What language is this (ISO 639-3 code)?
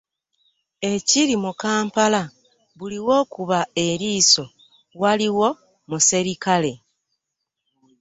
lug